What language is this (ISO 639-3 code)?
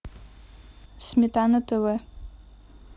rus